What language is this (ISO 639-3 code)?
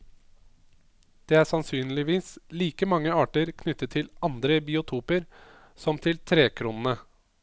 nor